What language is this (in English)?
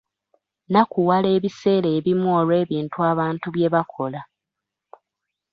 Ganda